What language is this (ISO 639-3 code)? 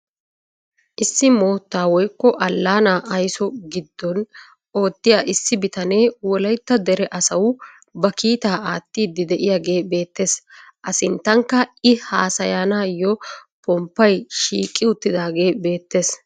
wal